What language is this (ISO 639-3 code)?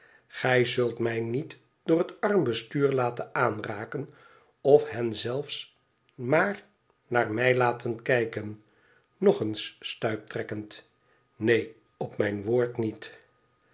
nld